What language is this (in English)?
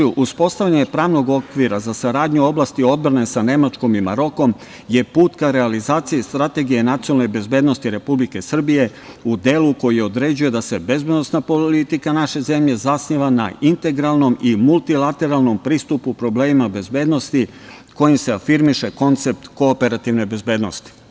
Serbian